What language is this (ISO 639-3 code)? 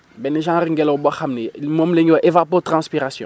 wol